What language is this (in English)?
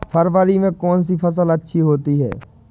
Hindi